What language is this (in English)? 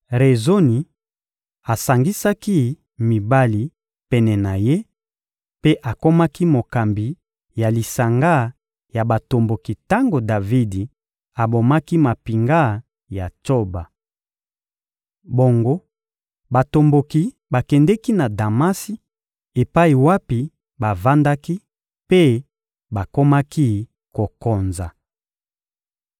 Lingala